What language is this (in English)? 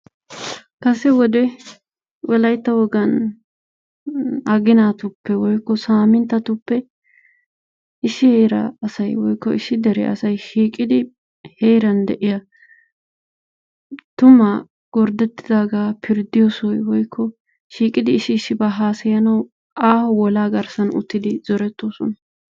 Wolaytta